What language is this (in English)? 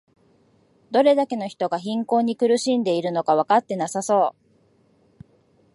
Japanese